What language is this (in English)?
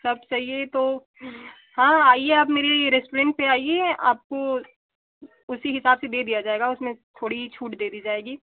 Hindi